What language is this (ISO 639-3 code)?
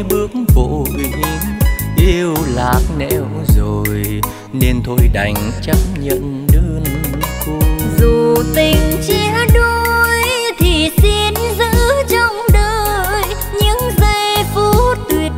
vie